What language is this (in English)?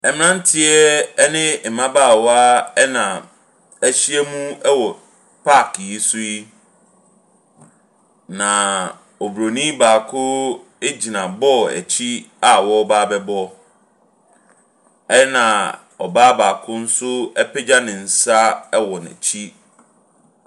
Akan